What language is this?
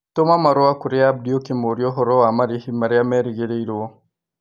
Kikuyu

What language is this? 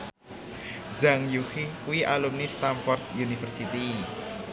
Javanese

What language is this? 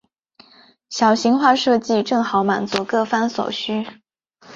Chinese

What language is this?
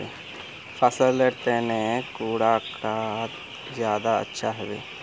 Magahi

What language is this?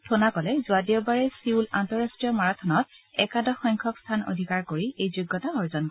Assamese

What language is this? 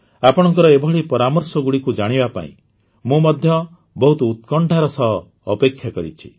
Odia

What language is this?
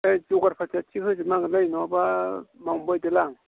Bodo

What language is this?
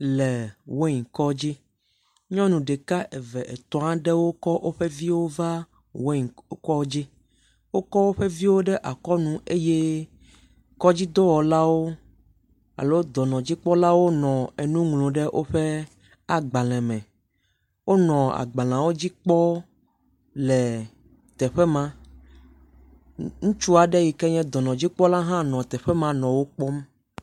Ewe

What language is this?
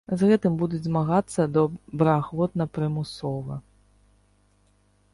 Belarusian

